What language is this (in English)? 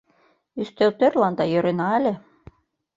Mari